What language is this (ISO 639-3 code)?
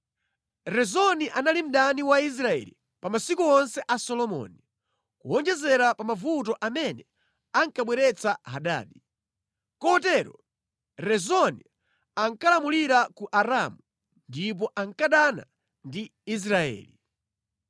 nya